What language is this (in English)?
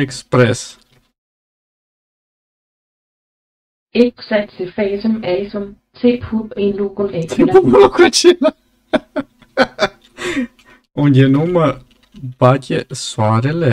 Romanian